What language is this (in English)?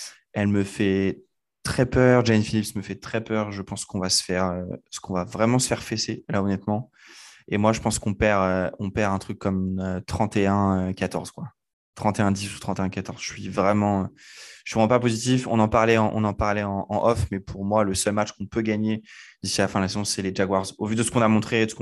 French